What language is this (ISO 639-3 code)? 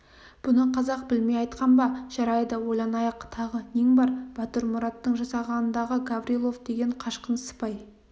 kaz